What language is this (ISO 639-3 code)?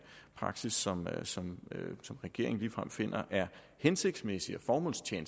dan